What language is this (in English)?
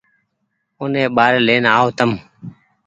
Goaria